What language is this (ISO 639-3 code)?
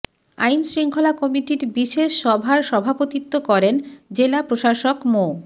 ben